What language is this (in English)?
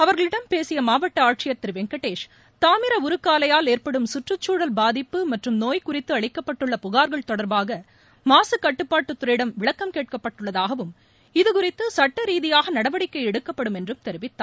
Tamil